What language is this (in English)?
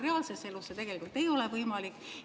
Estonian